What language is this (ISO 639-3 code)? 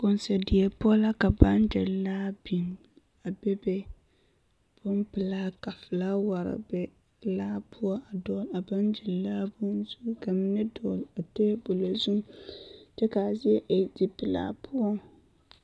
dga